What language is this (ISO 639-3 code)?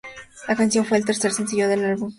spa